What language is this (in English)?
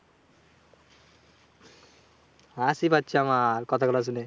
Bangla